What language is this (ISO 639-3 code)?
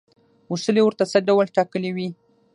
pus